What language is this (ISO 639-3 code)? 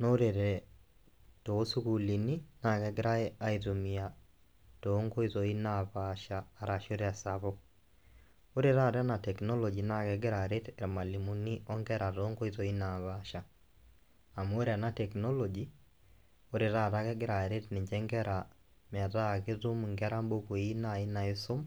mas